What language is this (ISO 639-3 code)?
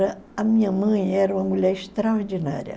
por